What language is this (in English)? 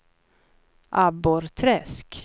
Swedish